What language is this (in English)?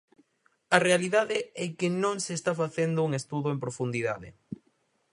Galician